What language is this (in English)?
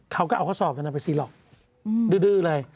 Thai